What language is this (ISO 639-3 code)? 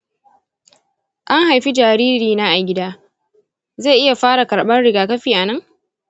hau